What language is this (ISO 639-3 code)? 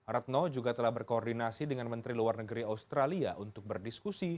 ind